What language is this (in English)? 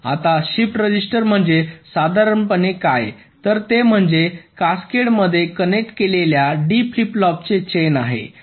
Marathi